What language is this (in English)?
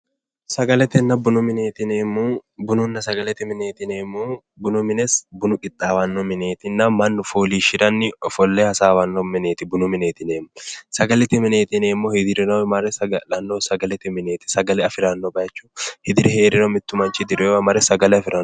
Sidamo